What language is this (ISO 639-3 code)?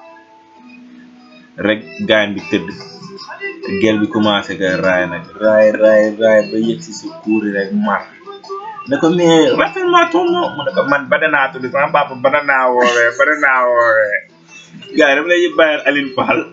fra